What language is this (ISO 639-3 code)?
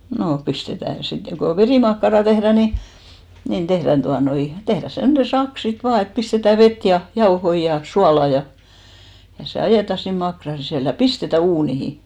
fin